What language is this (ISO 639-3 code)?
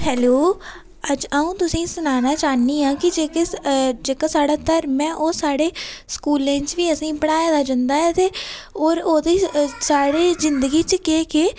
doi